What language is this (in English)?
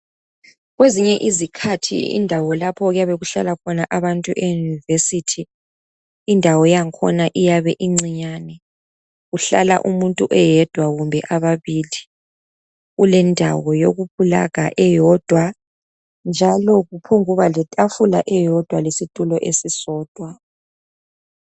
North Ndebele